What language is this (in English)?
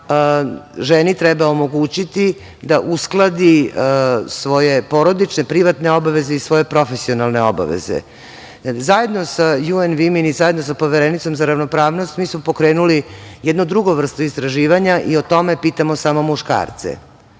Serbian